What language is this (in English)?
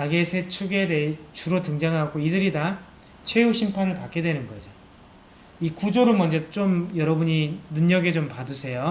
Korean